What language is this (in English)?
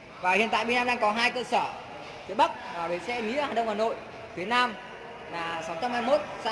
Vietnamese